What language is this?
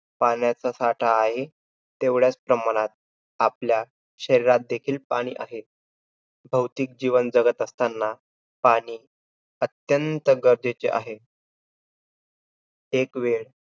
Marathi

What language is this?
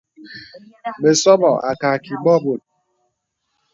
Bebele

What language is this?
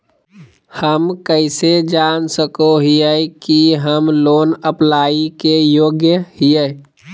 Magahi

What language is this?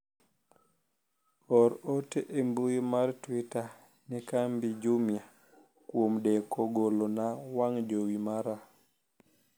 Luo (Kenya and Tanzania)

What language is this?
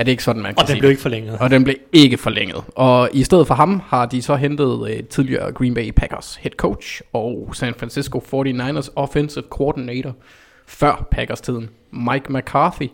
Danish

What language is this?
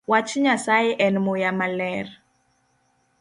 Luo (Kenya and Tanzania)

